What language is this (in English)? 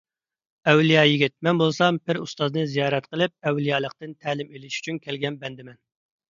Uyghur